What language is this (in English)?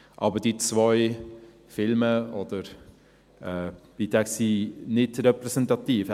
Swiss German